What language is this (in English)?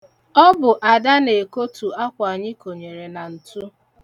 Igbo